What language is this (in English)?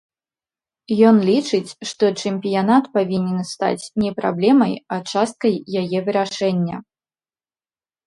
Belarusian